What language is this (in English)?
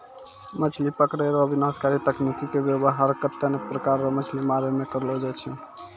Maithili